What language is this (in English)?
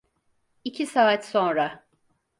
Turkish